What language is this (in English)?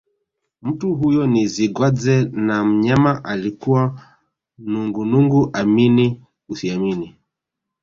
Swahili